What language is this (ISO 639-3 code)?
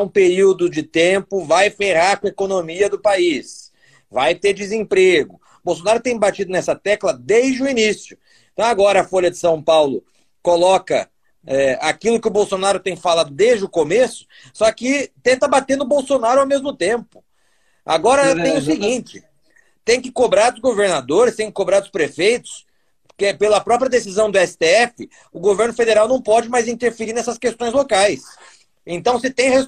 por